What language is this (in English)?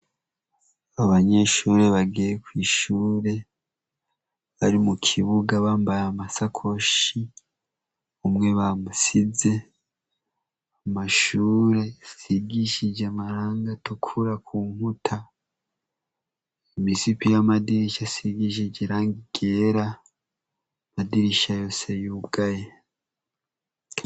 Rundi